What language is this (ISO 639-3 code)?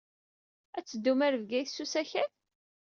kab